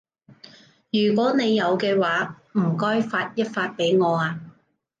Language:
Cantonese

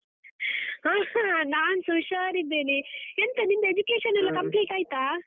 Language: Kannada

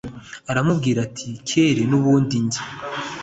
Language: Kinyarwanda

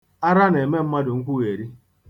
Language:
Igbo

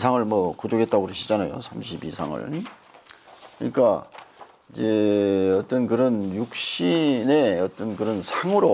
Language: Korean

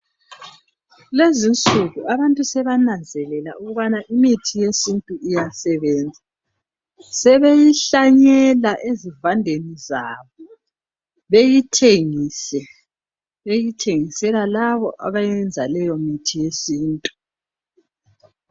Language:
North Ndebele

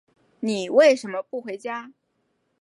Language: Chinese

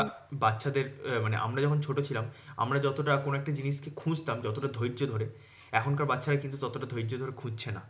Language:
Bangla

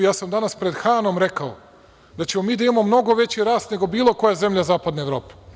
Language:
Serbian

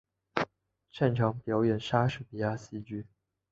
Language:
Chinese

